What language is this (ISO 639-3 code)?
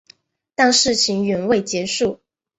zho